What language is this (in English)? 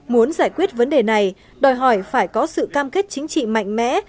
Vietnamese